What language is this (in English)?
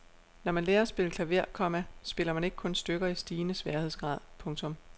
Danish